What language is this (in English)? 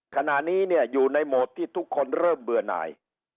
Thai